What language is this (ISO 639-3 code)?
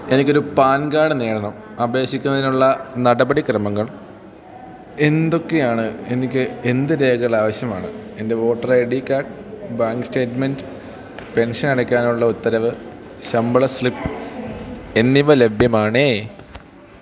mal